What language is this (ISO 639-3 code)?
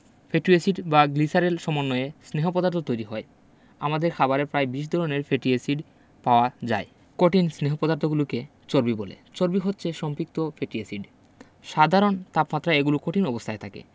ben